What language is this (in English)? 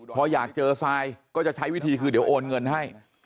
Thai